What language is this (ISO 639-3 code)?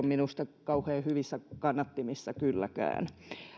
fin